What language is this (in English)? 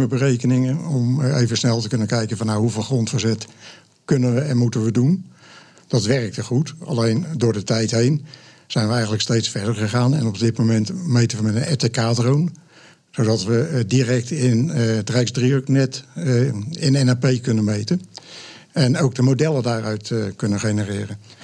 Dutch